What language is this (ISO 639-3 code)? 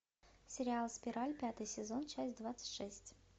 rus